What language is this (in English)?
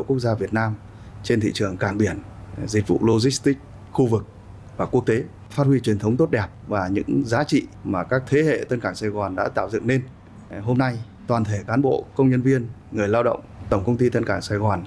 Vietnamese